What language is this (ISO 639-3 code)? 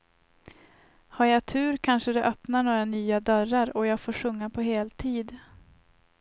swe